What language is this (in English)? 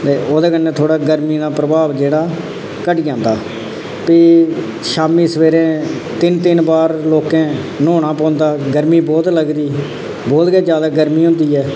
Dogri